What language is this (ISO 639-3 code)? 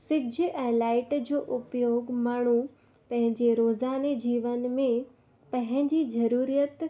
snd